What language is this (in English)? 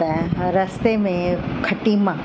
Sindhi